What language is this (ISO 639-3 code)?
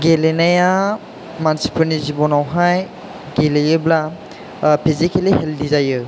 brx